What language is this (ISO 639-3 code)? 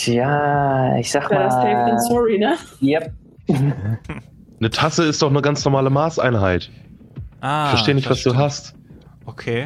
deu